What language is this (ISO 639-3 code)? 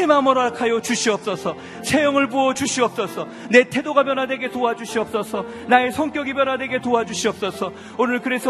kor